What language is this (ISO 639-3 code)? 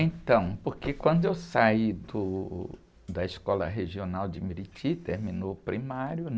por